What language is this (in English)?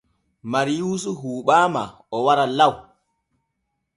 Borgu Fulfulde